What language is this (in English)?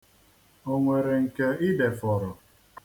Igbo